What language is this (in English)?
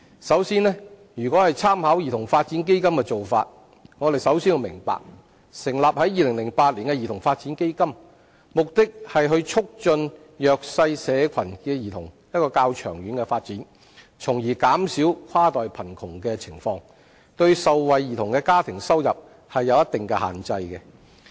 Cantonese